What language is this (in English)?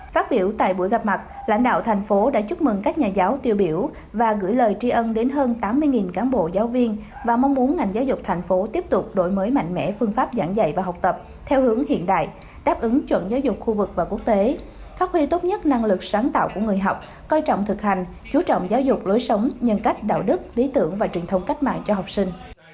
Vietnamese